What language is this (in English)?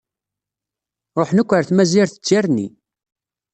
Kabyle